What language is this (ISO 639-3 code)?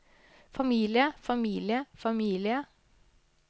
nor